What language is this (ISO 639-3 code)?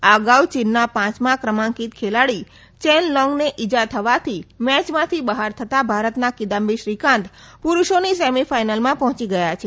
guj